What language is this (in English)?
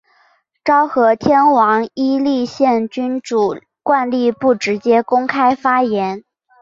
Chinese